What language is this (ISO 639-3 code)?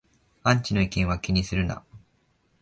jpn